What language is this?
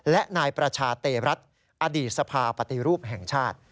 Thai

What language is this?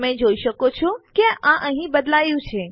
Gujarati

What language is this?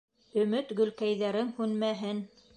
Bashkir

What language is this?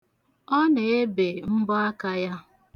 Igbo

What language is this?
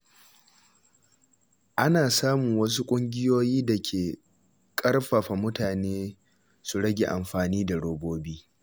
Hausa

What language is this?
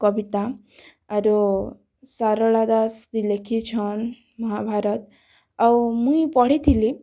Odia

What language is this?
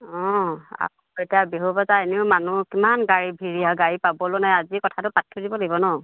Assamese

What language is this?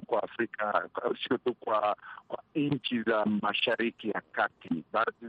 Swahili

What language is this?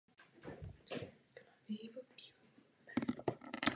Czech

